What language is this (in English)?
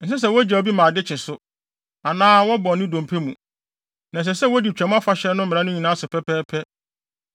Akan